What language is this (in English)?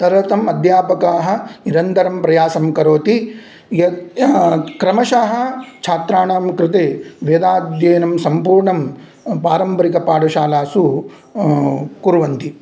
Sanskrit